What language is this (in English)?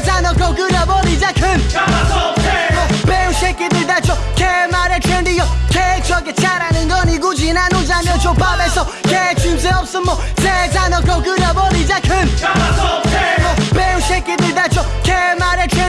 Italian